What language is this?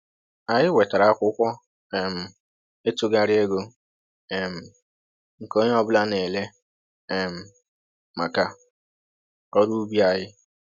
Igbo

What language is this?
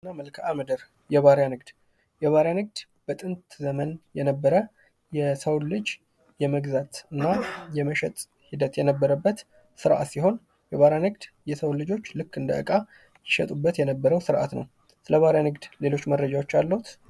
Amharic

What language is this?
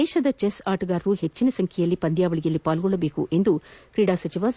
Kannada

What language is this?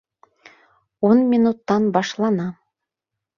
Bashkir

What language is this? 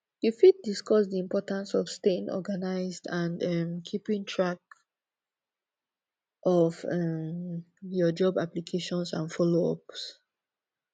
Nigerian Pidgin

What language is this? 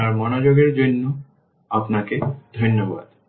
Bangla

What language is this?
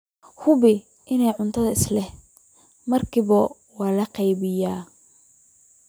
Somali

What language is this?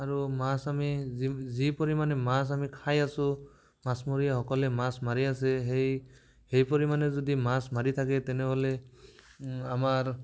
Assamese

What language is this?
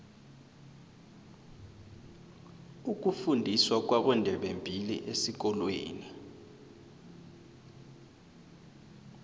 South Ndebele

